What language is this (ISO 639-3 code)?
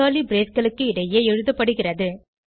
tam